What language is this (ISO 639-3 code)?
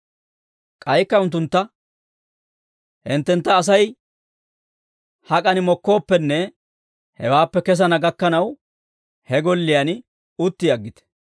dwr